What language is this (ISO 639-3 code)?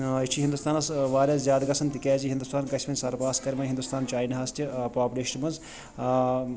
kas